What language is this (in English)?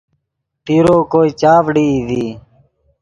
Yidgha